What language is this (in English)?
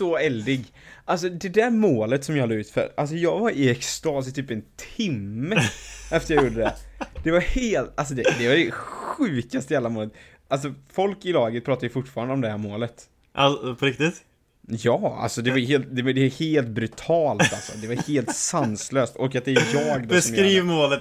Swedish